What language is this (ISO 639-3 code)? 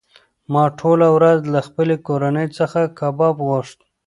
pus